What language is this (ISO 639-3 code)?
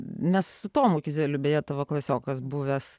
lit